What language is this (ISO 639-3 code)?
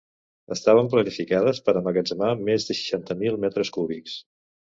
cat